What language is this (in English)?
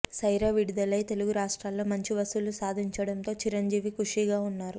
Telugu